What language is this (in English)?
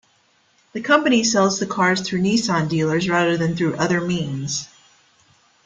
English